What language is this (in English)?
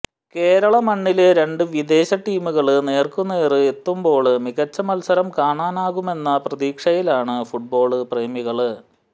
Malayalam